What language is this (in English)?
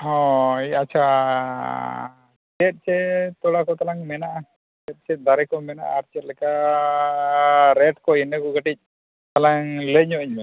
Santali